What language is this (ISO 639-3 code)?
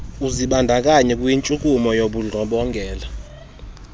xho